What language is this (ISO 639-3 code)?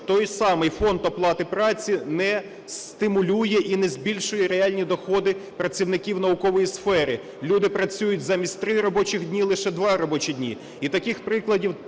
ukr